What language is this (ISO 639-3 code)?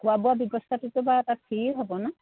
asm